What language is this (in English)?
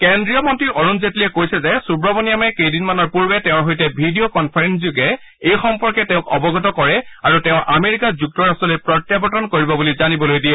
Assamese